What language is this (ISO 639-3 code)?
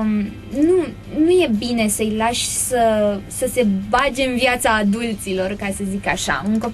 ron